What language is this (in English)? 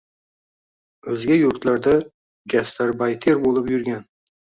Uzbek